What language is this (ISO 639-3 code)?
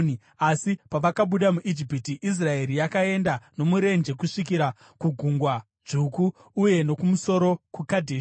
sna